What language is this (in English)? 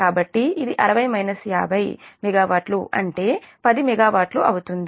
Telugu